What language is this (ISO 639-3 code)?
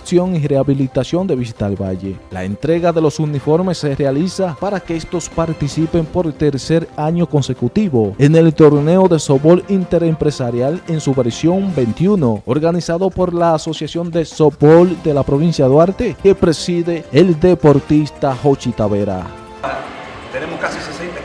spa